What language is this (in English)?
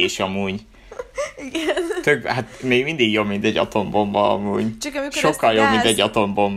Hungarian